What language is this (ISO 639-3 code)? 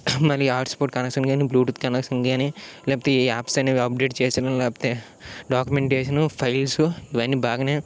tel